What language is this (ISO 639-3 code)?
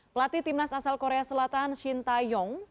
ind